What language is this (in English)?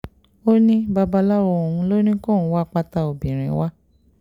Yoruba